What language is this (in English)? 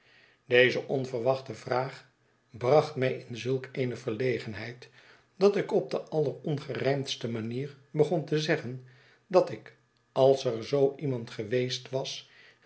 Dutch